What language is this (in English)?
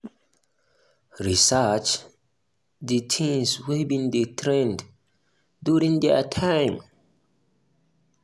Nigerian Pidgin